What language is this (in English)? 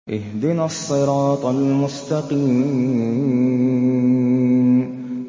Arabic